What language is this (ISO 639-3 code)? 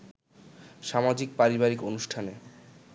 ben